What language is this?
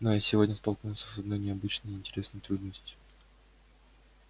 Russian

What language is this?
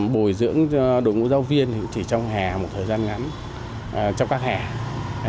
Vietnamese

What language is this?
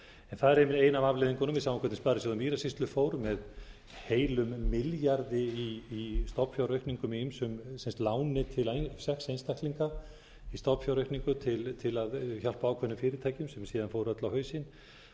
Icelandic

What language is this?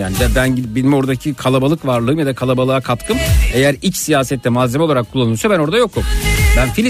Turkish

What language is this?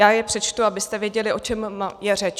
Czech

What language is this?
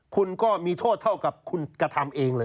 Thai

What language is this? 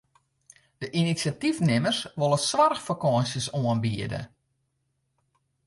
Western Frisian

